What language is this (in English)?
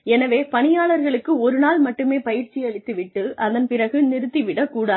Tamil